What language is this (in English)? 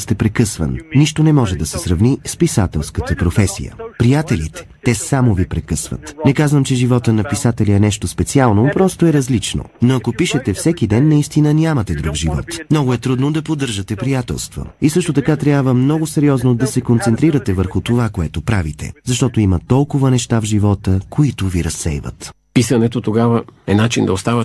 Bulgarian